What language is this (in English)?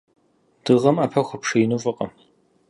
Kabardian